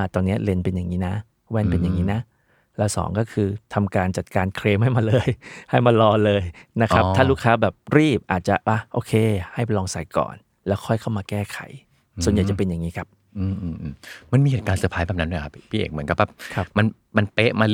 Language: Thai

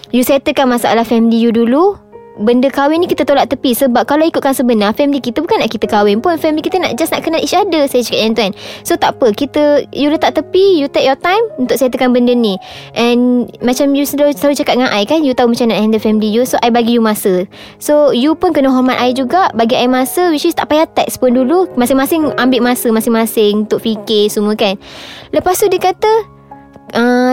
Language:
Malay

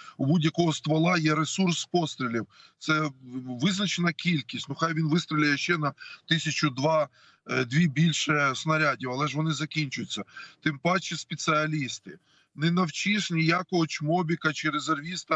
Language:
Ukrainian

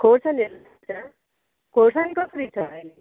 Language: Nepali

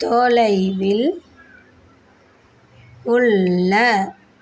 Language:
Tamil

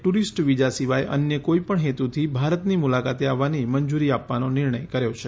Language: Gujarati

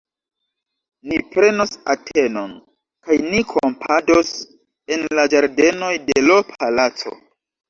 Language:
Esperanto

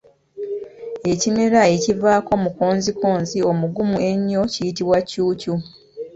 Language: Ganda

